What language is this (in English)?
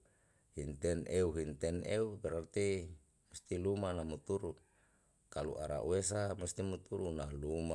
Yalahatan